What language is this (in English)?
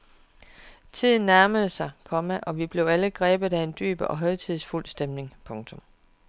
Danish